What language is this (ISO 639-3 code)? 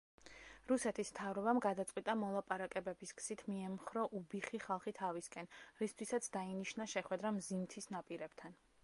kat